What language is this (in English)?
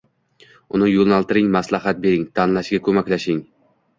Uzbek